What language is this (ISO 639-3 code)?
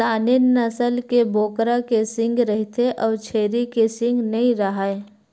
hne